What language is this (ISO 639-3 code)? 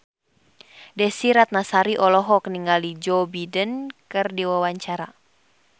sun